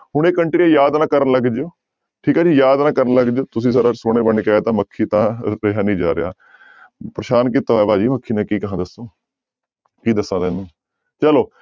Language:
Punjabi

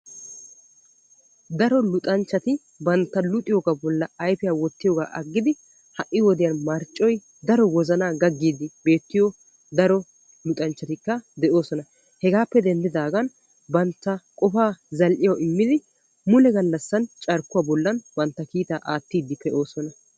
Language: Wolaytta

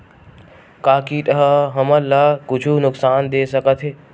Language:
Chhattisgarhi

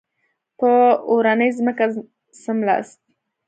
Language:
Pashto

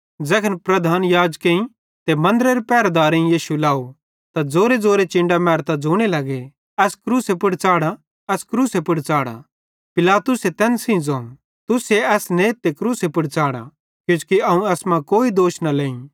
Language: Bhadrawahi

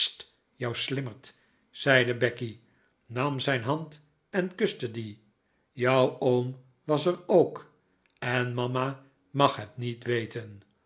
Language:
Dutch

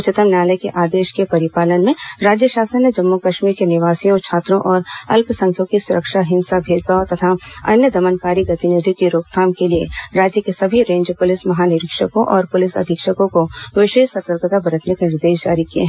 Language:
Hindi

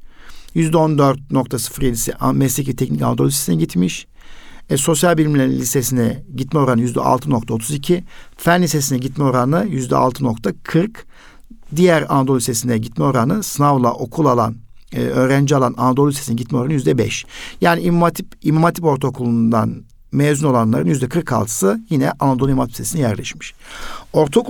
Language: Turkish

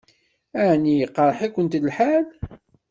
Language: Kabyle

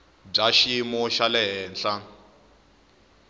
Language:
Tsonga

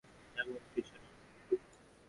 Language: Bangla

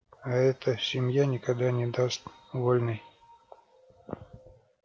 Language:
Russian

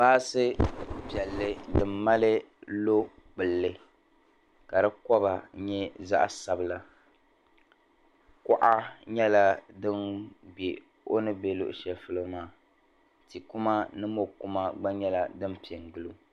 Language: Dagbani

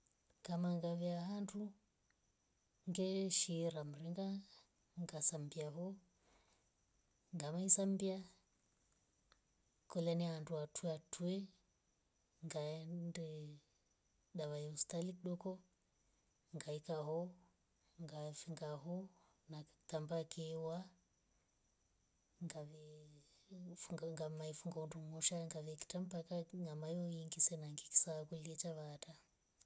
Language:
Rombo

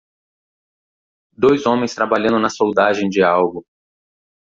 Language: Portuguese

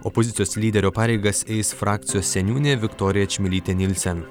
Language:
Lithuanian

